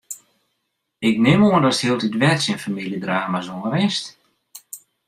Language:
Western Frisian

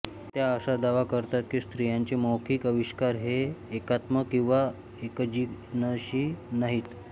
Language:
Marathi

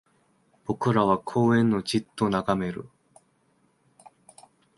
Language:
Japanese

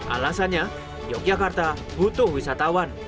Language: Indonesian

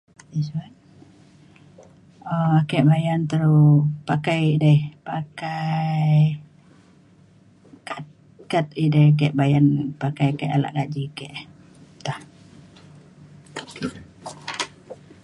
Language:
Mainstream Kenyah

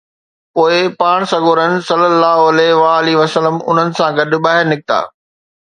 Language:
Sindhi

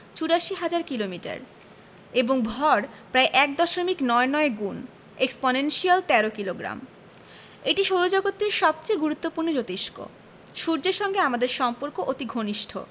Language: Bangla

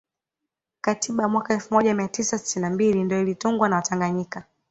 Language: Swahili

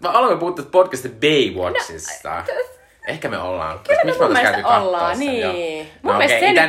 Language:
Finnish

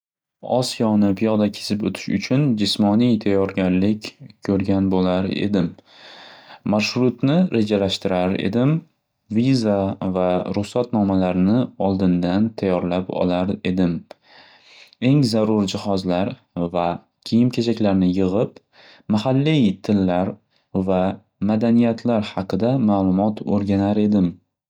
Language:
Uzbek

